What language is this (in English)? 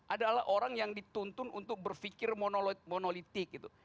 Indonesian